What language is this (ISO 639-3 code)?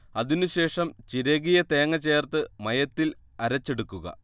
mal